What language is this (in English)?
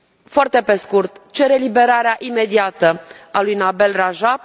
Romanian